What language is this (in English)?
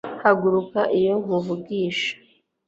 Kinyarwanda